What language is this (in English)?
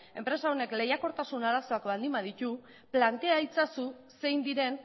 Basque